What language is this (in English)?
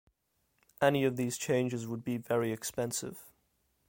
English